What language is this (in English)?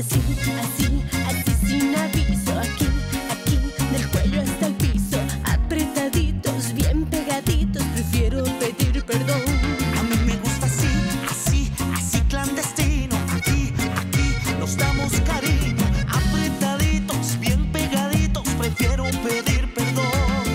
Spanish